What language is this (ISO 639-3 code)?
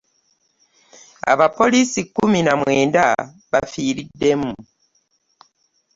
lug